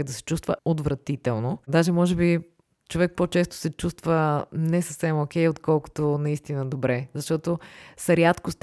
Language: Bulgarian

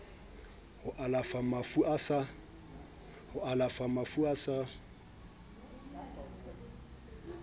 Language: Southern Sotho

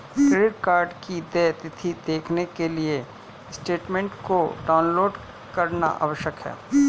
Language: Hindi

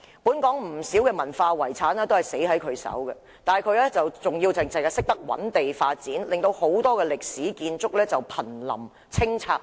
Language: Cantonese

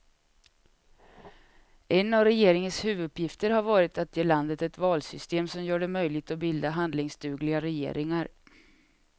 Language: Swedish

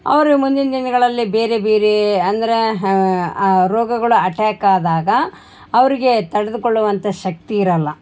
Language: Kannada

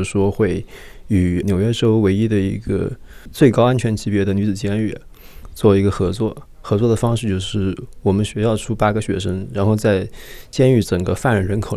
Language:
Chinese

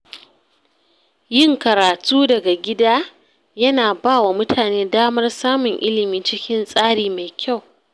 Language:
Hausa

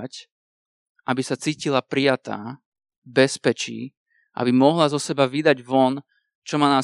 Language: Slovak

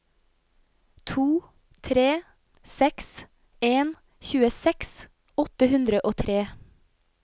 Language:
Norwegian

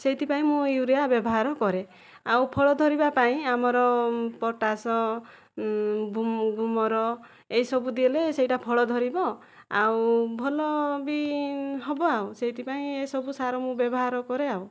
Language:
Odia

